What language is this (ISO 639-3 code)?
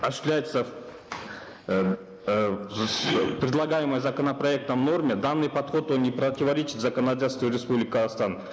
kaz